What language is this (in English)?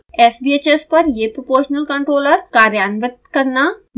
Hindi